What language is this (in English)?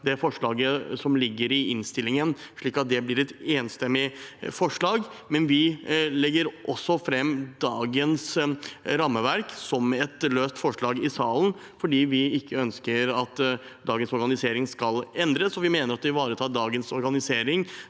Norwegian